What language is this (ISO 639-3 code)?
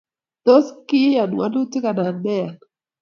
kln